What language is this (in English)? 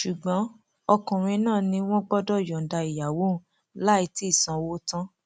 Yoruba